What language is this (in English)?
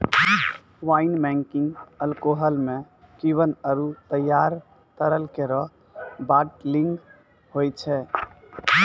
Maithili